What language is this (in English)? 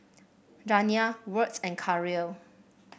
English